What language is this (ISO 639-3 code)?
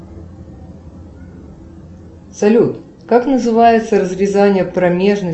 rus